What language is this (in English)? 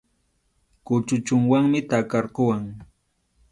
Arequipa-La Unión Quechua